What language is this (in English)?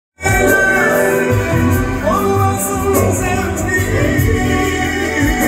Arabic